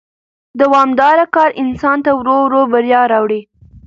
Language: Pashto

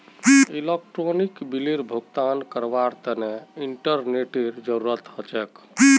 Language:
Magahi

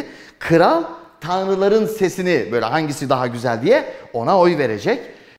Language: Turkish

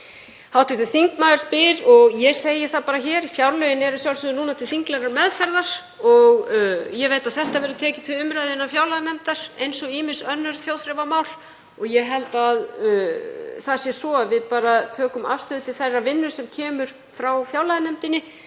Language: Icelandic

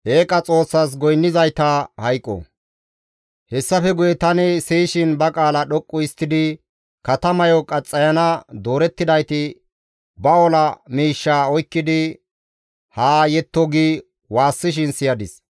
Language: Gamo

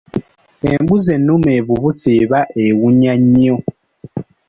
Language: Ganda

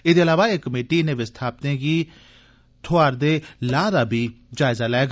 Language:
Dogri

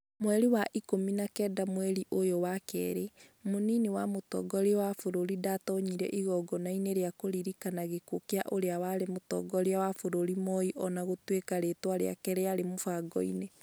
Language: Kikuyu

